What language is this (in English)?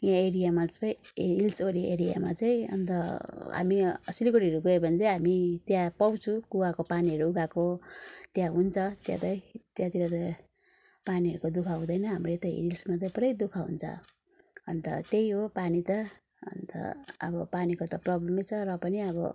Nepali